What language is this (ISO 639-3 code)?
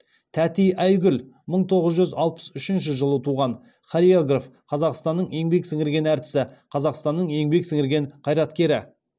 kaz